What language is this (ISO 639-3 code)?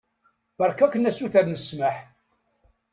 kab